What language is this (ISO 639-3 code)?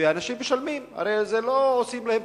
heb